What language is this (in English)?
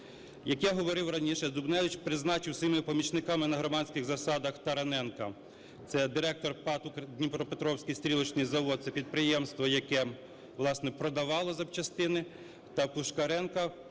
Ukrainian